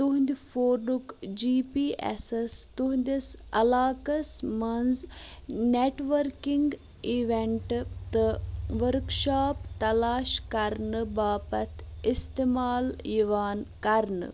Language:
Kashmiri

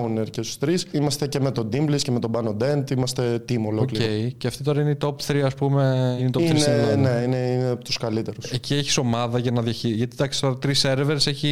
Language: Greek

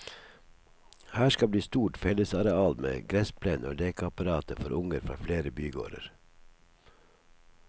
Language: Norwegian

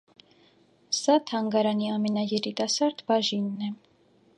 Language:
Armenian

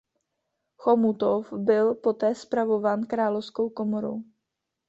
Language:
Czech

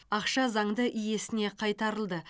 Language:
Kazakh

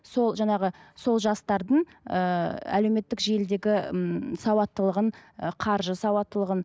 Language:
Kazakh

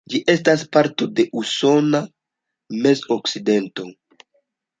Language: Esperanto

